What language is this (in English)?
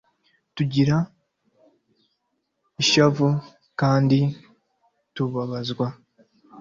Kinyarwanda